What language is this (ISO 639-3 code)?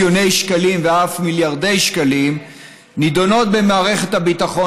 heb